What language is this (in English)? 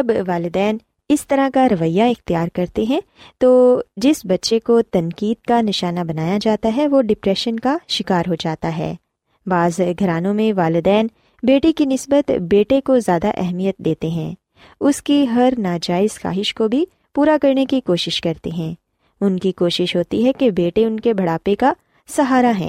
Urdu